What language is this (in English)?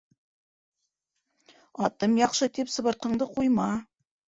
Bashkir